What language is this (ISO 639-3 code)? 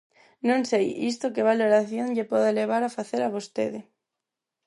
glg